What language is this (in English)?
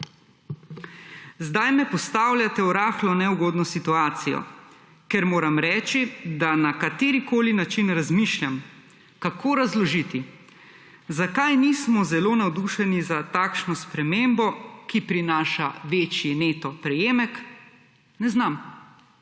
Slovenian